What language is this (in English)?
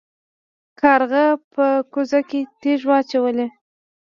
Pashto